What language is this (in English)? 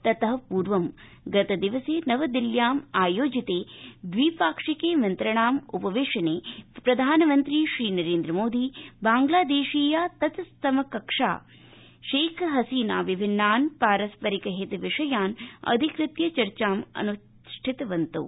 Sanskrit